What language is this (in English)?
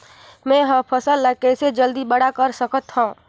Chhattisgarhi